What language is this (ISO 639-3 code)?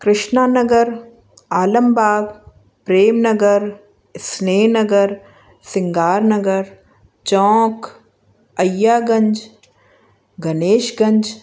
snd